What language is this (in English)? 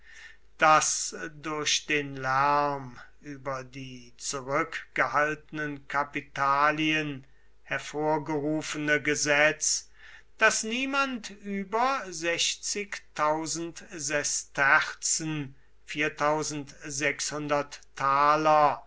German